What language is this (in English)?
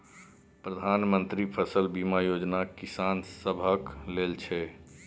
Maithili